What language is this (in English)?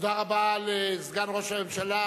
Hebrew